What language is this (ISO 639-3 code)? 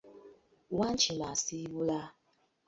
lug